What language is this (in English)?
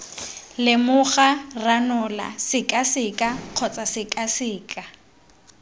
Tswana